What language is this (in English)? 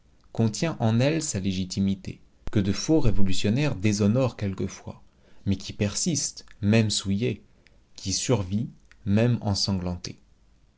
French